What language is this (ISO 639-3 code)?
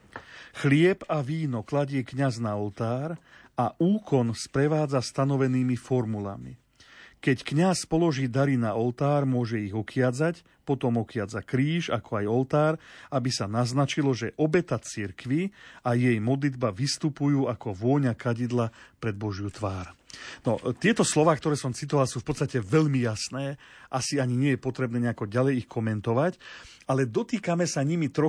slk